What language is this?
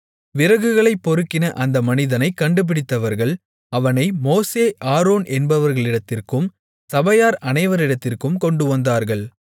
Tamil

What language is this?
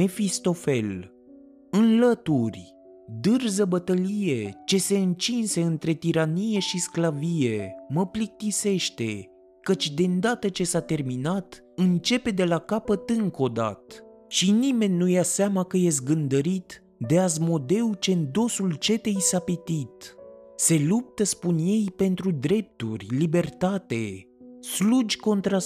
Romanian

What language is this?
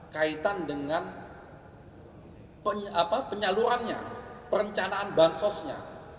Indonesian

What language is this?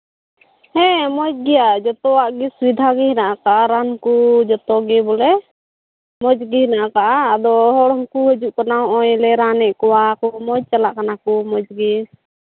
Santali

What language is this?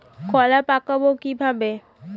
Bangla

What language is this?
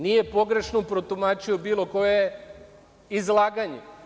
Serbian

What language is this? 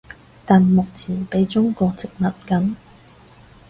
Cantonese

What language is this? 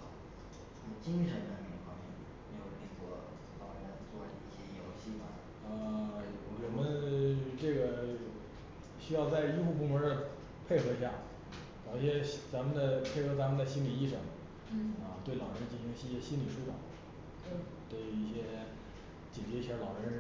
Chinese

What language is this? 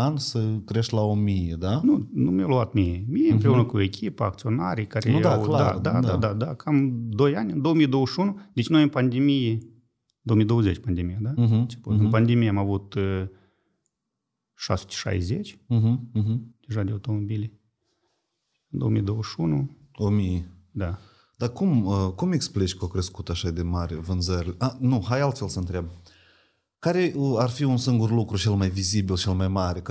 Romanian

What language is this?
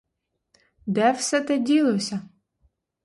Ukrainian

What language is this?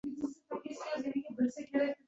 Uzbek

